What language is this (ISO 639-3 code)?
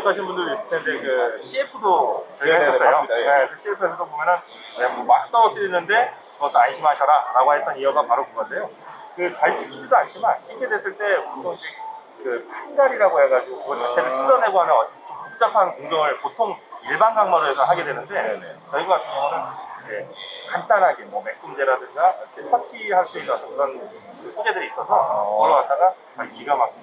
kor